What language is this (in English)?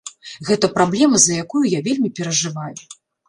Belarusian